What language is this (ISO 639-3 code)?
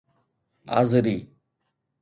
snd